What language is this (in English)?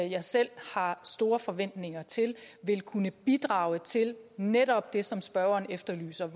Danish